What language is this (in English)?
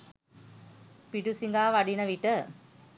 Sinhala